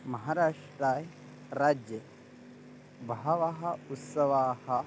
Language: Sanskrit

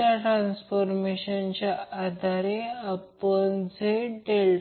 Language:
Marathi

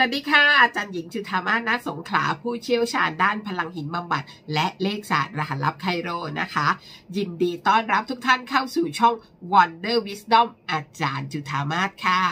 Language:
Thai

